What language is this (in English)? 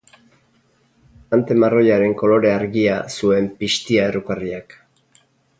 Basque